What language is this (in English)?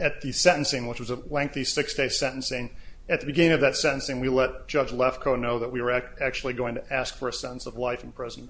English